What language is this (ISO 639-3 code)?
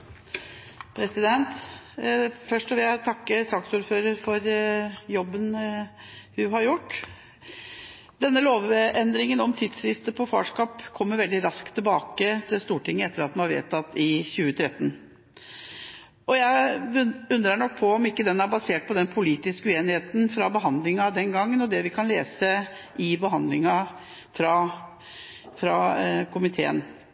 nob